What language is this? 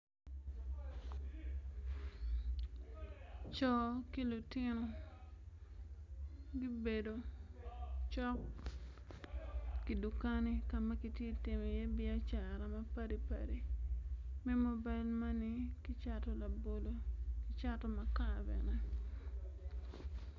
Acoli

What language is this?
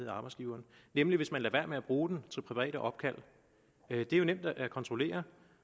Danish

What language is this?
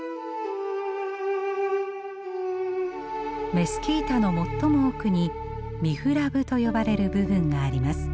Japanese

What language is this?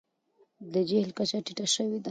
Pashto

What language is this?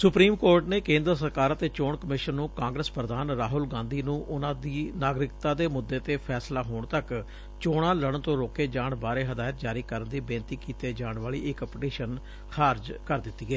Punjabi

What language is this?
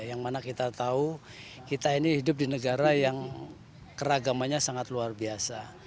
Indonesian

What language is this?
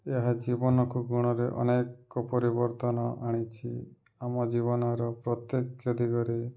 Odia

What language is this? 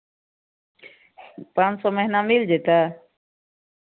Maithili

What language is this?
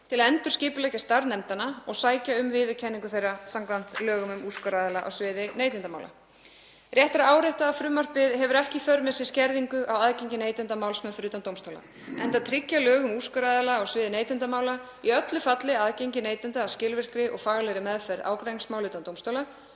Icelandic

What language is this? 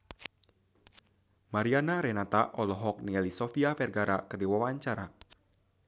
Sundanese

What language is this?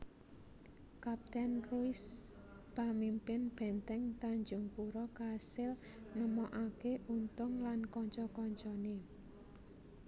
Javanese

